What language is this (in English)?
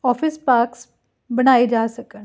Punjabi